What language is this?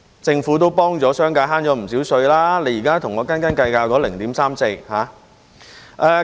Cantonese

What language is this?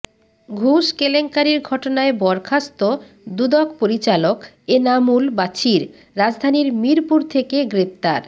Bangla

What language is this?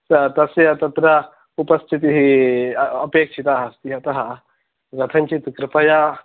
Sanskrit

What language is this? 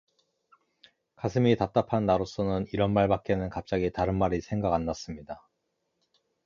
Korean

